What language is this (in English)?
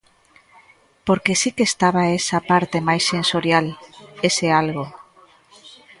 Galician